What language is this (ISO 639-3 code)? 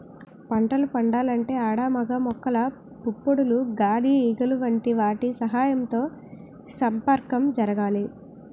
tel